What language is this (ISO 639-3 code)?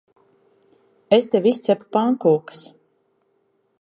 lav